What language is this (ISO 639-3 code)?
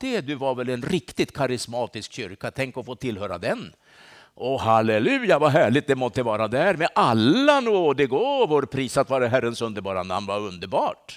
swe